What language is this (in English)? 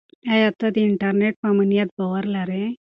Pashto